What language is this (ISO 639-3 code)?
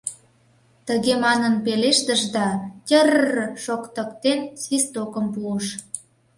chm